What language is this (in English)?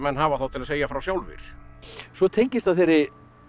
Icelandic